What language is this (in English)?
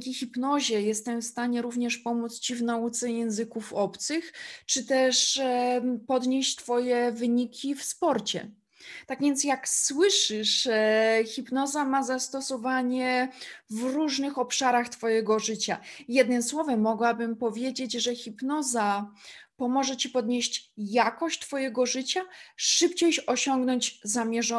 Polish